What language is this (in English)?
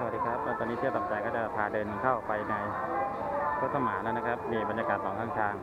Thai